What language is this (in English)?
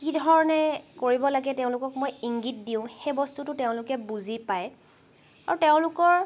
Assamese